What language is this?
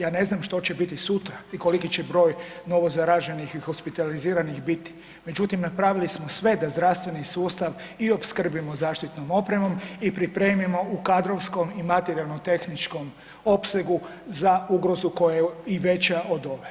Croatian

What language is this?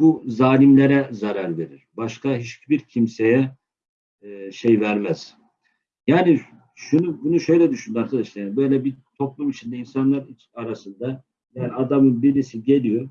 Turkish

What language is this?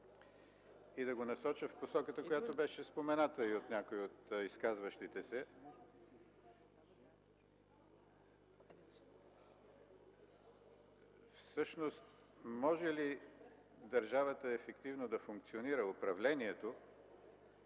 Bulgarian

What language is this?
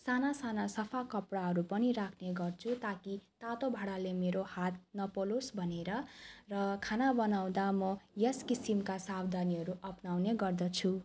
Nepali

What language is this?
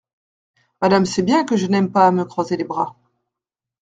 French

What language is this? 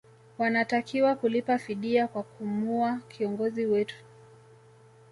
Swahili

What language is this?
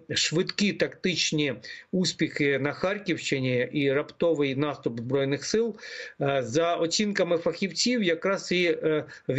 Ukrainian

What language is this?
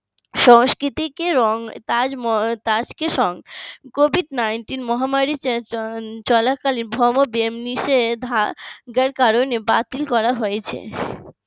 Bangla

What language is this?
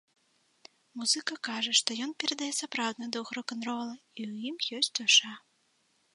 Belarusian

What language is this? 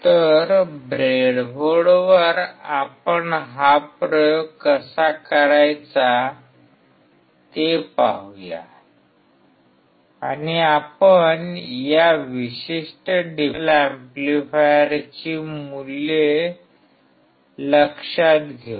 Marathi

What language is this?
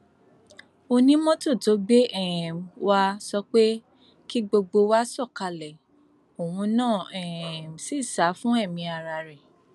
Yoruba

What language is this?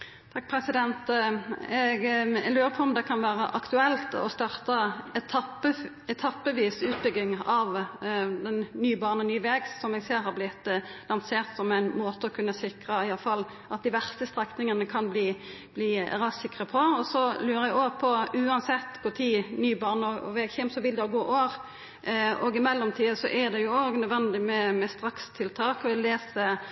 Norwegian Nynorsk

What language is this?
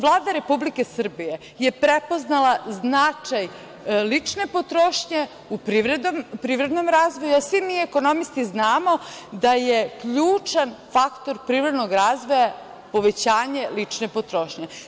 Serbian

